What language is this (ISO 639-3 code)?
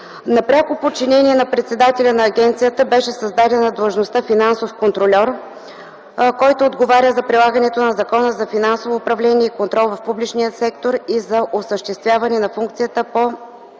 bul